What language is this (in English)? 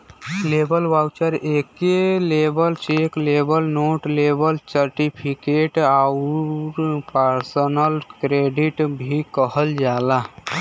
Bhojpuri